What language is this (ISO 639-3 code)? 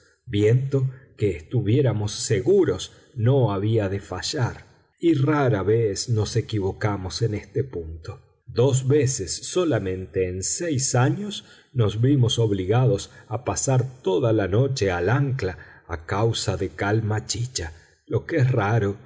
spa